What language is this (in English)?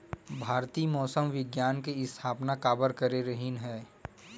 Chhattisgarhi